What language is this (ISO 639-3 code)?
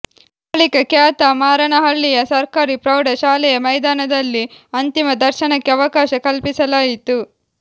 kan